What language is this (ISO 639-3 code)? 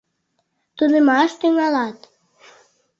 chm